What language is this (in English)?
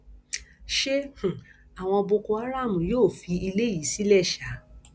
Yoruba